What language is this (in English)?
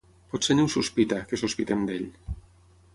Catalan